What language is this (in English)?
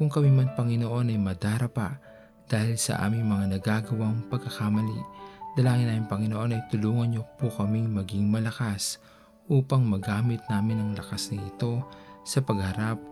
Filipino